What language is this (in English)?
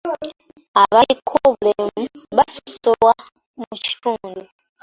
Ganda